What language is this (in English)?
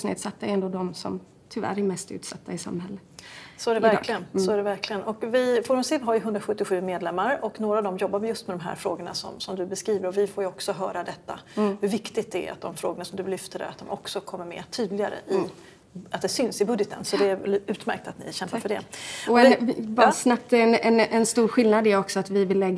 Swedish